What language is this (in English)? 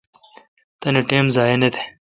Kalkoti